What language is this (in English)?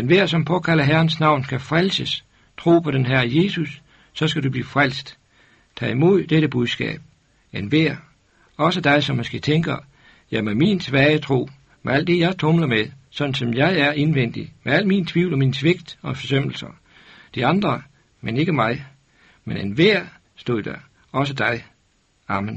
Danish